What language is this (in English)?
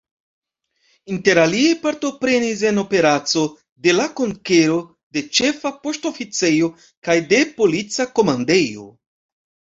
Esperanto